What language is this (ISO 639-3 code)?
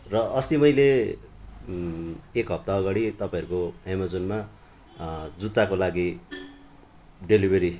nep